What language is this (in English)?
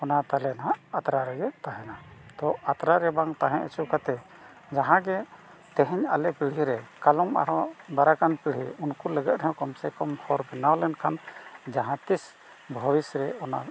Santali